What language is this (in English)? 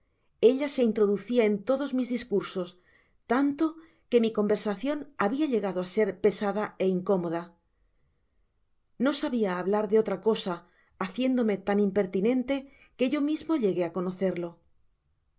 Spanish